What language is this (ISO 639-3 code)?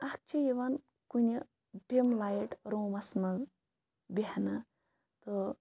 kas